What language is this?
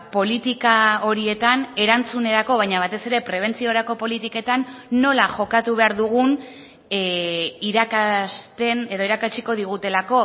Basque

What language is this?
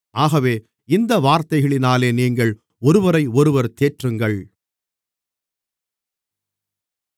Tamil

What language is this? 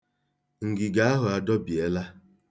Igbo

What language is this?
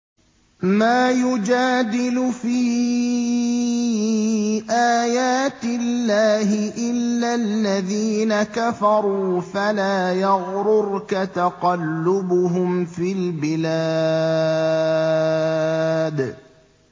Arabic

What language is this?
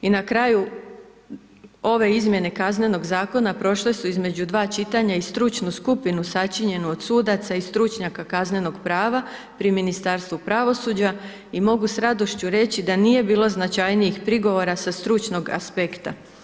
Croatian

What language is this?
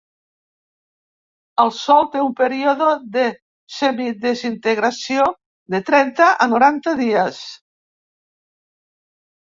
Catalan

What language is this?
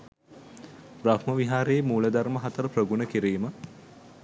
Sinhala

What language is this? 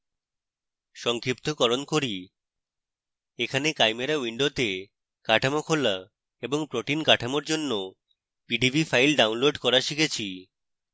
Bangla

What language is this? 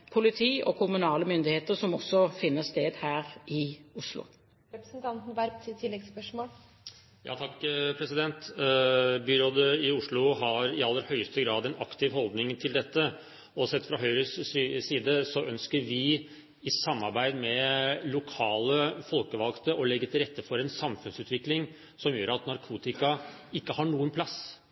Norwegian Bokmål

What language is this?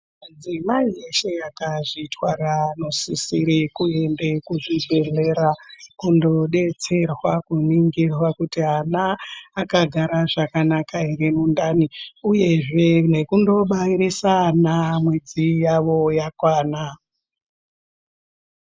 Ndau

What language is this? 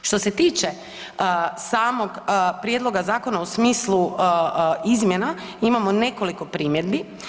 Croatian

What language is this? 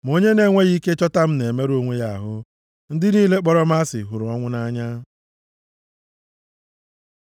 Igbo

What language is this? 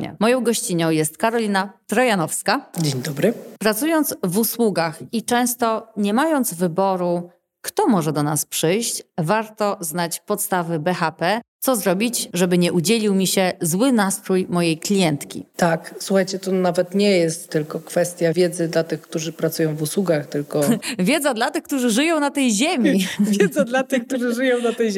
Polish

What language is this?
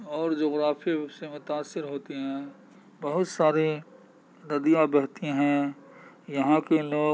Urdu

